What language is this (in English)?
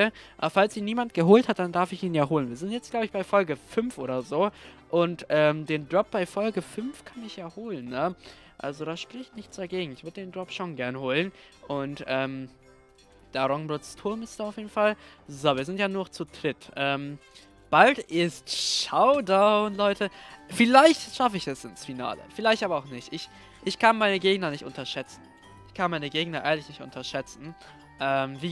German